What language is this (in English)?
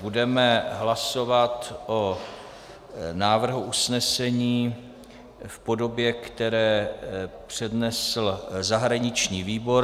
Czech